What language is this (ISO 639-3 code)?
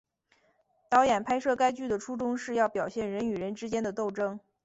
zho